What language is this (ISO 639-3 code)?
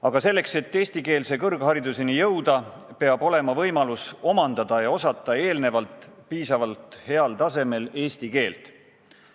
est